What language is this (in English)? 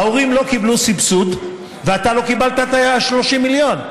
Hebrew